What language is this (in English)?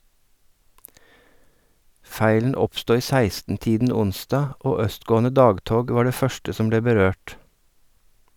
Norwegian